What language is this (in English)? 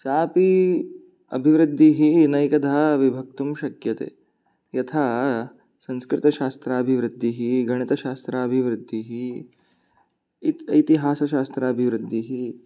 Sanskrit